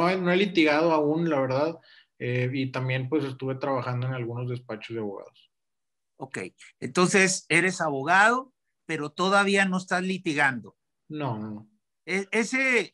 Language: Spanish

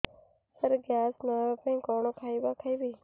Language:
Odia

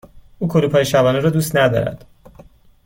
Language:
Persian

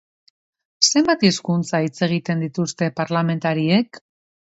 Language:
Basque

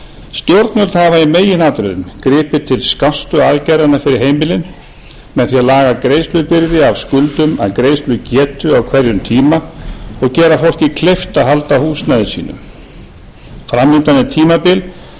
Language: Icelandic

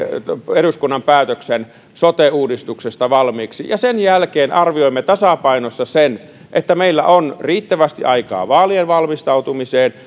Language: Finnish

